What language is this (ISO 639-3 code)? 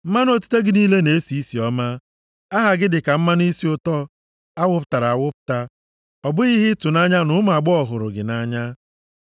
ibo